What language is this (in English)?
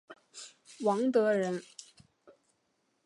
Chinese